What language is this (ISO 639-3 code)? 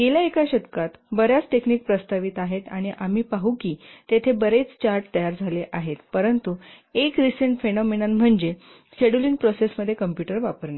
mar